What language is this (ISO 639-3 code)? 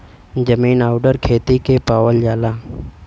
bho